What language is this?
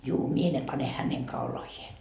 Finnish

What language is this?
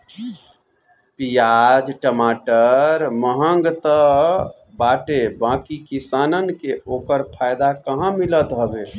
Bhojpuri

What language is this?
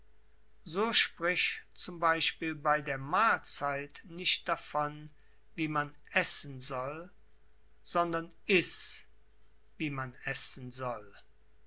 German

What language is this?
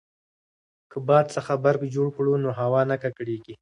Pashto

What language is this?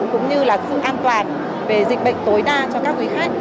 Vietnamese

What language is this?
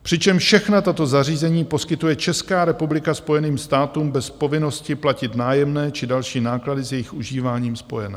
Czech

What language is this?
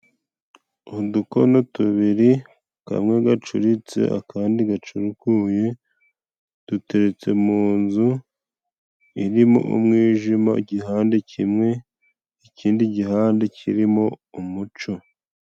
Kinyarwanda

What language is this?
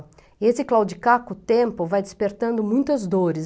Portuguese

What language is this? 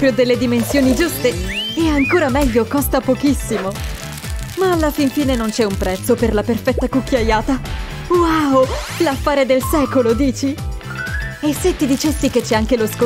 Italian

